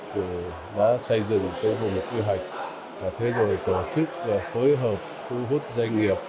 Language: Vietnamese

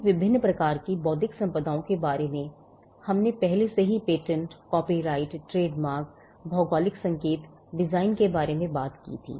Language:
Hindi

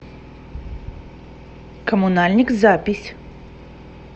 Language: Russian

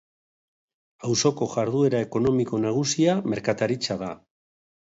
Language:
Basque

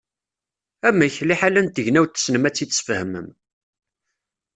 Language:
Kabyle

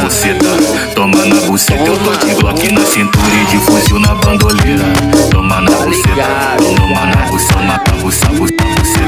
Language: Romanian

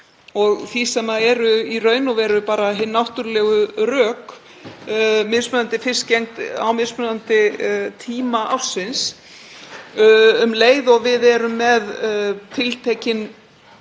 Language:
Icelandic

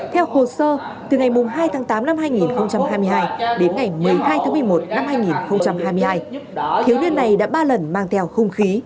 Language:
Vietnamese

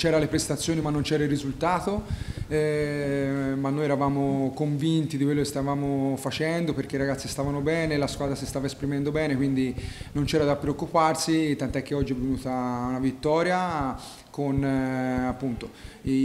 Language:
Italian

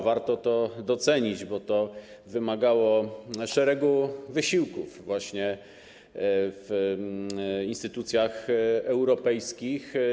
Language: Polish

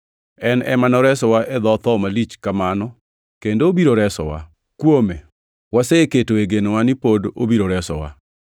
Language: Luo (Kenya and Tanzania)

